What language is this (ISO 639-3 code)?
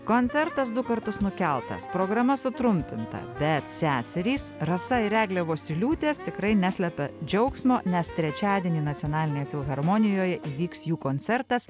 lit